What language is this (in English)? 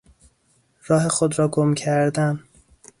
Persian